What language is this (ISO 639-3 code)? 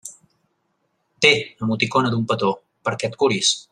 cat